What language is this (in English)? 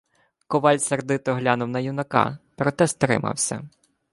Ukrainian